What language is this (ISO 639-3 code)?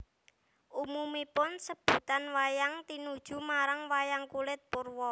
jav